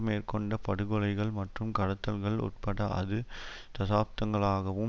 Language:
Tamil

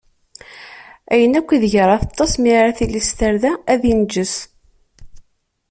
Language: Kabyle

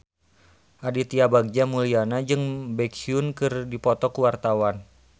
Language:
Sundanese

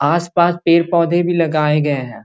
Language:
Magahi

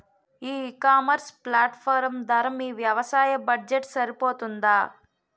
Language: Telugu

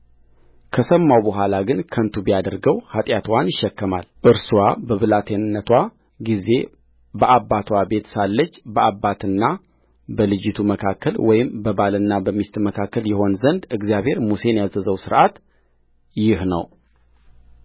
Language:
Amharic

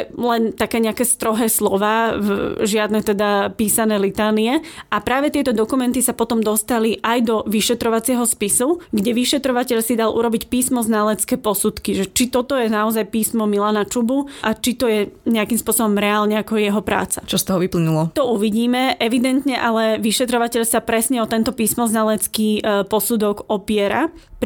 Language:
Slovak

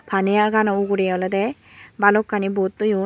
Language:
Chakma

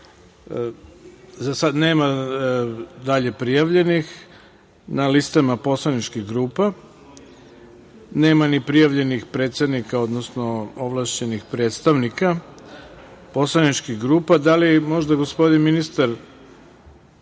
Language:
Serbian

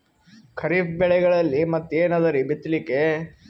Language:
Kannada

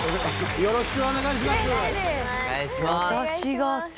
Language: Japanese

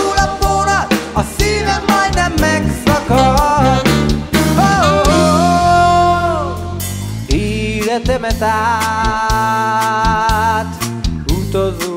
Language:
Greek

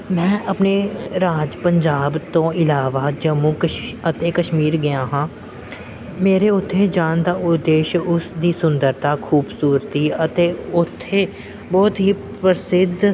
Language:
Punjabi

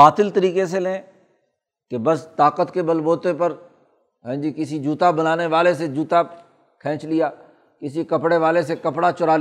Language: Urdu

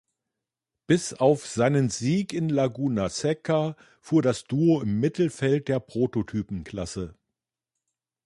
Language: German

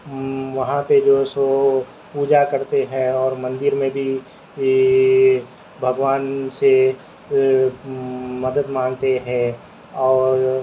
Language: Urdu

